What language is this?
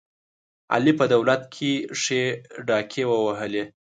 Pashto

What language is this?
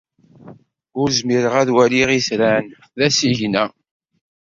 Kabyle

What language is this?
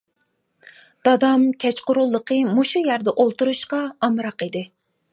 Uyghur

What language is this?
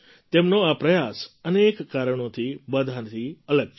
Gujarati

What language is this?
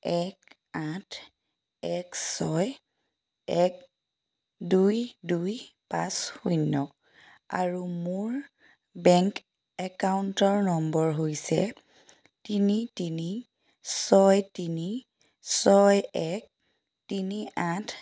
Assamese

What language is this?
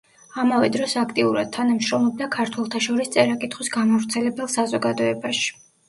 Georgian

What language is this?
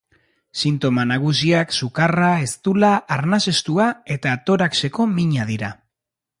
Basque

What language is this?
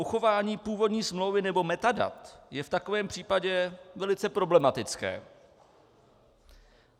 Czech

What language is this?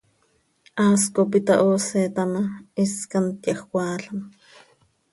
Seri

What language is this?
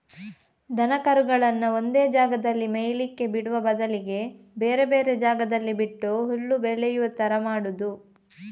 Kannada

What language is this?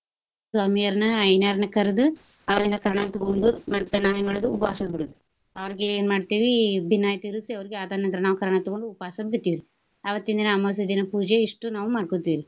Kannada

